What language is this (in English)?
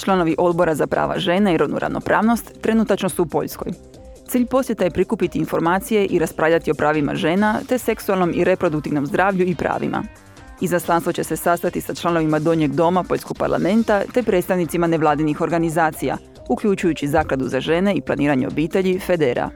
Croatian